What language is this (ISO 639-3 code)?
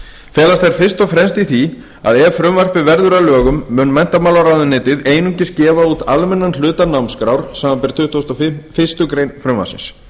isl